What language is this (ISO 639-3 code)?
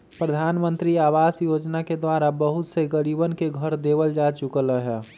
mag